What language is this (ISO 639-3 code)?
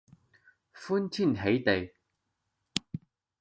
yue